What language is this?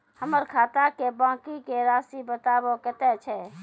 Maithili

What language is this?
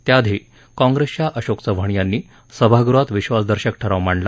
Marathi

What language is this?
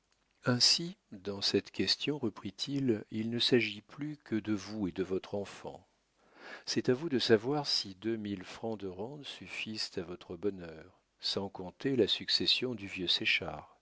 French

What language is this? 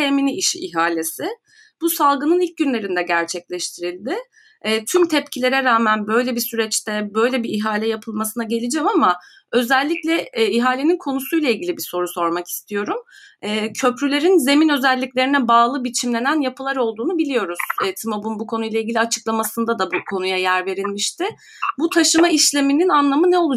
Turkish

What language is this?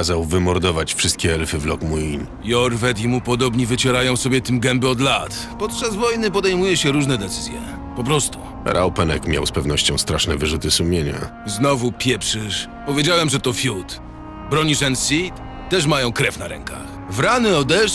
Polish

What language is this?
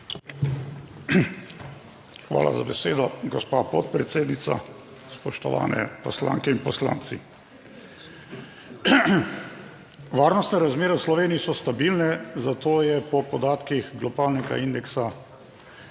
Slovenian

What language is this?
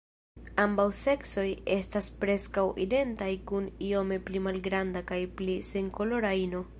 Esperanto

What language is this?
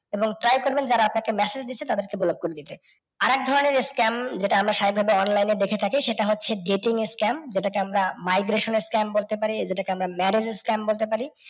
Bangla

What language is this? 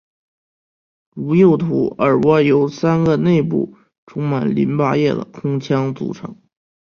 Chinese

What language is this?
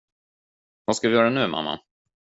Swedish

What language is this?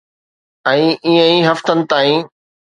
Sindhi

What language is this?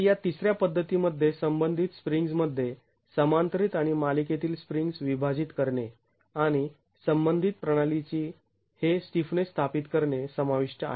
Marathi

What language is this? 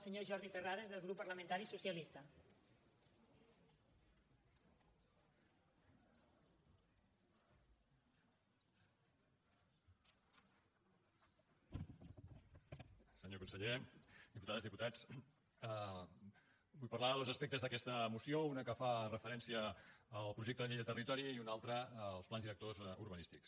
Catalan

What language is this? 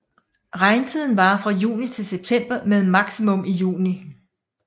Danish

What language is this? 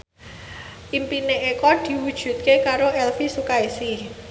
Javanese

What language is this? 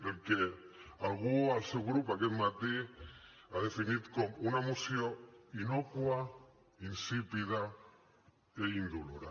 Catalan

